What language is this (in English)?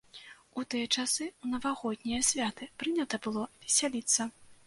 Belarusian